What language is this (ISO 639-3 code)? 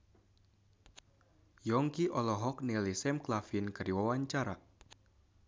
sun